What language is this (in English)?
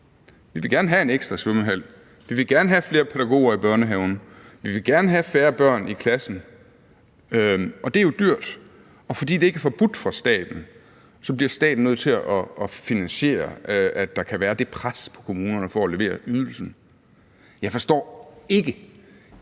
Danish